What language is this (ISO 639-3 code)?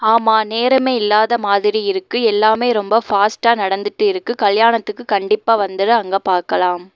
tam